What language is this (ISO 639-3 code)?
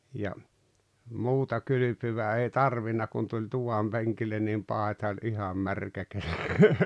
fin